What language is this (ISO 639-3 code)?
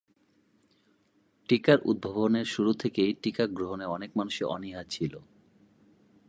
ben